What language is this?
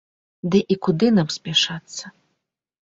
Belarusian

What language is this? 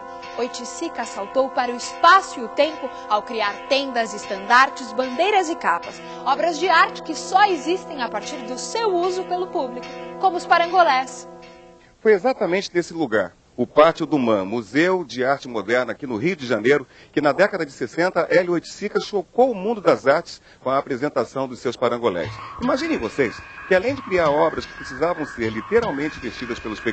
Portuguese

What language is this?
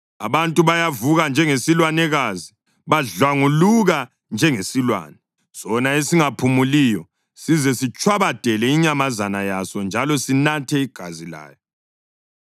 North Ndebele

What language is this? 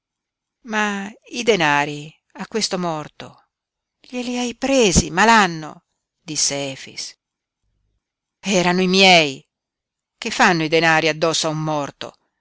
Italian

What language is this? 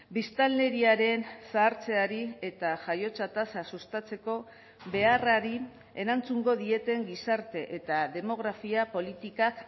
Basque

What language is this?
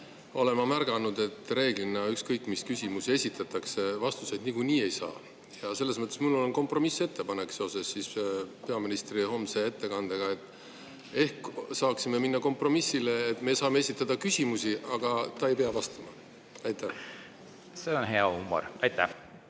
Estonian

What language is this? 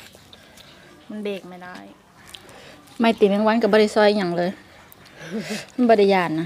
Thai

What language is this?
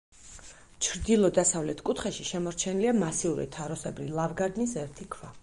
Georgian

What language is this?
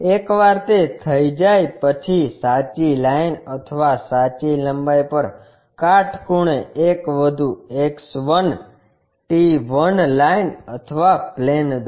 Gujarati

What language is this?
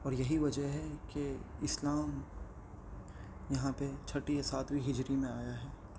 Urdu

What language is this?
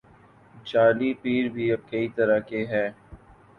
Urdu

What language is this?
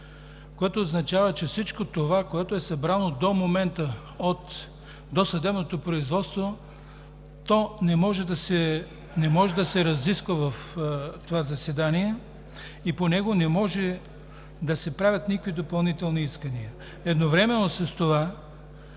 Bulgarian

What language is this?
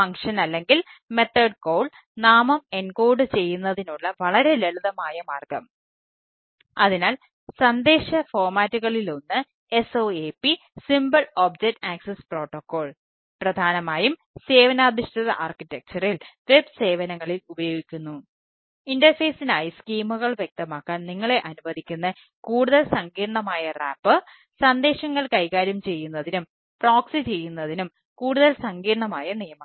Malayalam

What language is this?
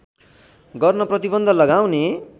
Nepali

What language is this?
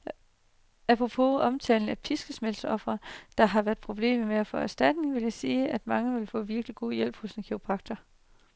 Danish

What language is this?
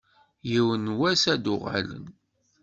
Kabyle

